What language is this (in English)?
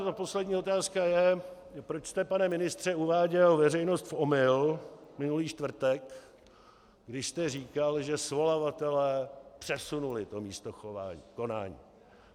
Czech